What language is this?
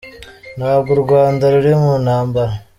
Kinyarwanda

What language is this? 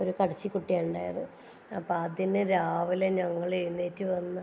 Malayalam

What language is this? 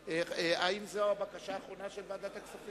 Hebrew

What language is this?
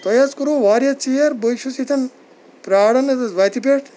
Kashmiri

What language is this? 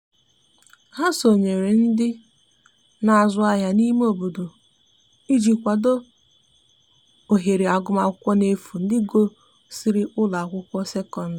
Igbo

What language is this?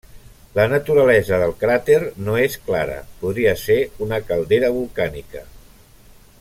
Catalan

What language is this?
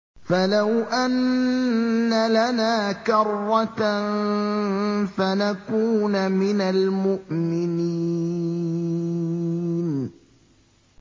Arabic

